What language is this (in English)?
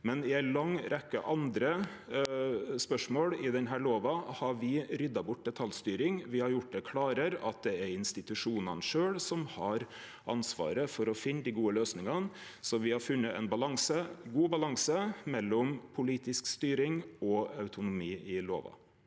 Norwegian